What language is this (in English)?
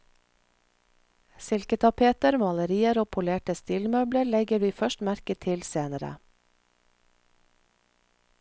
Norwegian